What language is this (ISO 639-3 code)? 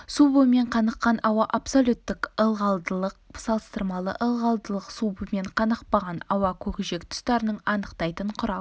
kaz